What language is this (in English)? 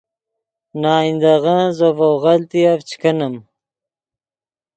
Yidgha